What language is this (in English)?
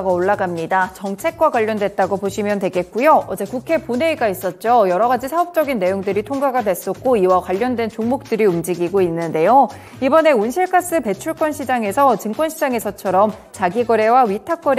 Korean